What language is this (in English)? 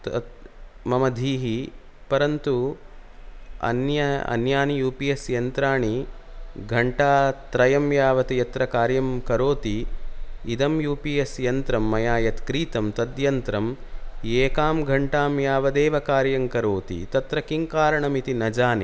Sanskrit